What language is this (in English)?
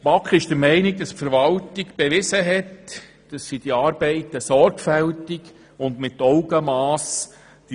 Swiss German